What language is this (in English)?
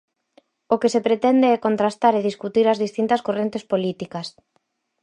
Galician